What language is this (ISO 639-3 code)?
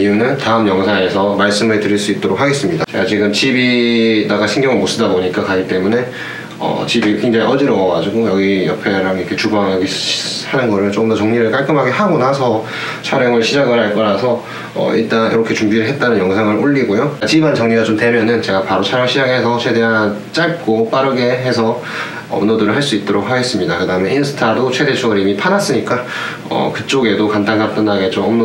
kor